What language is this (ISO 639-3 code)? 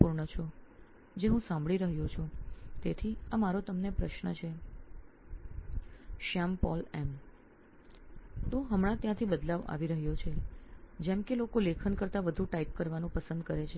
guj